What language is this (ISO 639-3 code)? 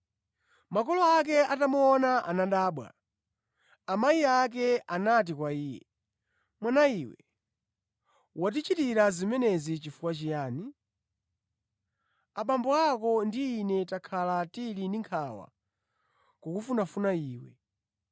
nya